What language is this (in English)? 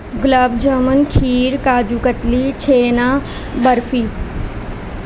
Urdu